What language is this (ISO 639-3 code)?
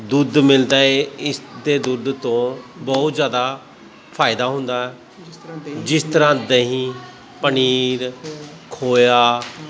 pan